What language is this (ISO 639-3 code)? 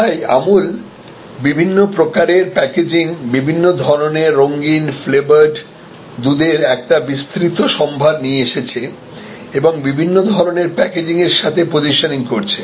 ben